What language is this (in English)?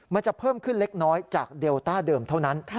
Thai